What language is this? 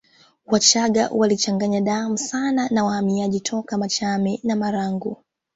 Swahili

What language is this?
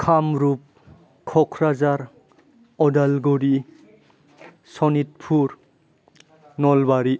Bodo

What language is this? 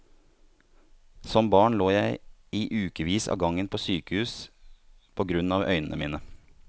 Norwegian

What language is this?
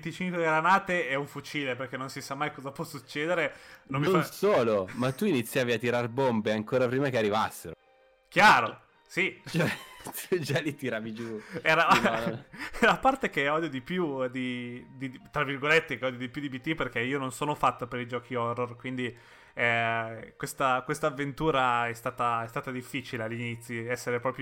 Italian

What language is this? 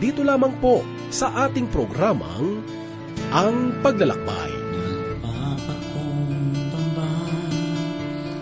Filipino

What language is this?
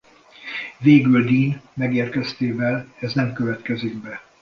Hungarian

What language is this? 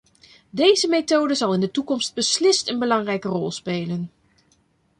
Dutch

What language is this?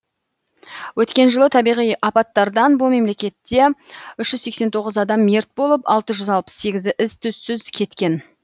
Kazakh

